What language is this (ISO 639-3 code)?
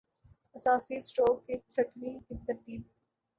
urd